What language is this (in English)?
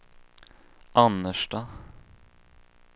Swedish